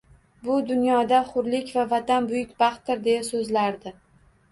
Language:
Uzbek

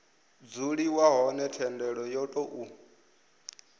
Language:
Venda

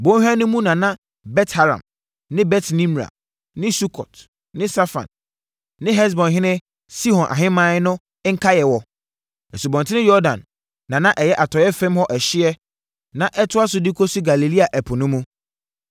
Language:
Akan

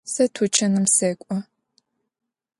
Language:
Adyghe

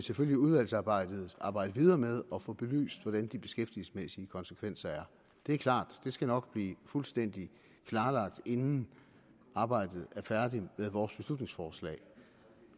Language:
Danish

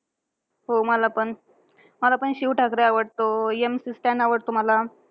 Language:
Marathi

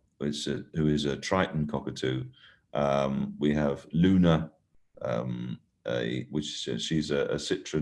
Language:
English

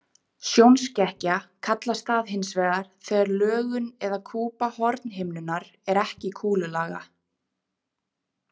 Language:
Icelandic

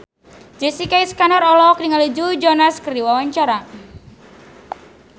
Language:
Sundanese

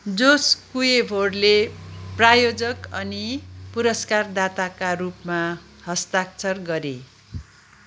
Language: Nepali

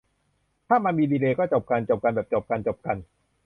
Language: Thai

